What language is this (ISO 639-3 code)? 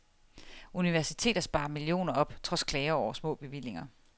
dan